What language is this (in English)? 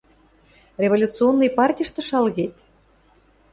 Western Mari